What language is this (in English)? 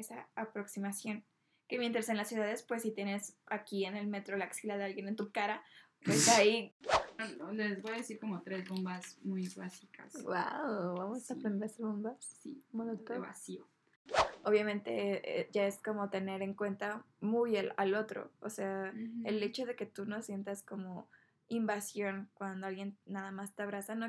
Spanish